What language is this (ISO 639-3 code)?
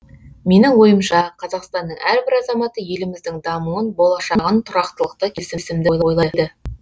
kaz